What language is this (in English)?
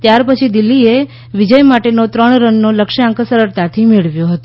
Gujarati